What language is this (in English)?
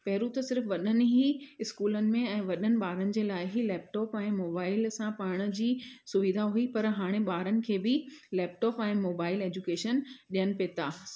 Sindhi